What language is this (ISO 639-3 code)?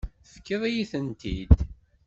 kab